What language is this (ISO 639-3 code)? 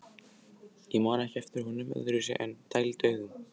isl